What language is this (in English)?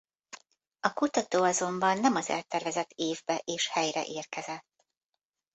Hungarian